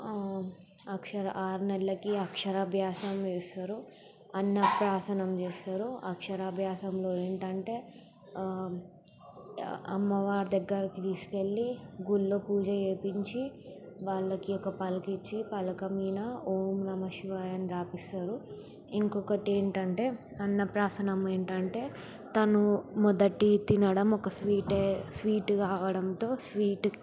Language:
Telugu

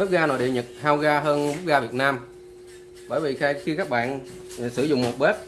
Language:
Vietnamese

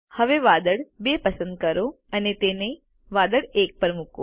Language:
Gujarati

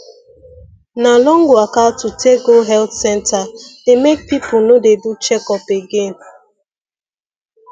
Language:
Nigerian Pidgin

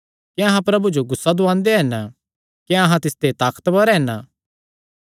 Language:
Kangri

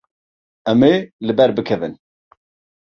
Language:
Kurdish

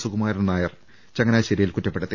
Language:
Malayalam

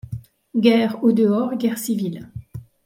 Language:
French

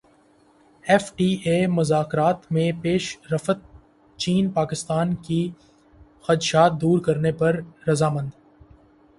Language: Urdu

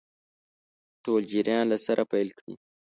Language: Pashto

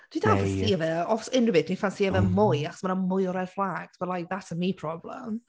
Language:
Welsh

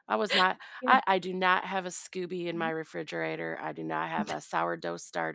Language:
English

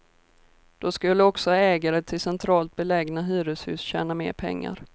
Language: Swedish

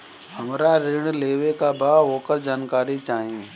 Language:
Bhojpuri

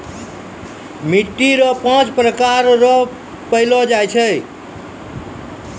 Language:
Maithili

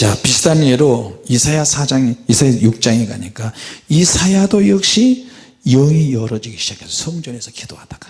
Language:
Korean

